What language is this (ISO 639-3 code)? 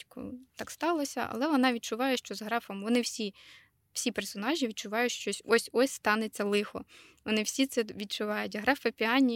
ukr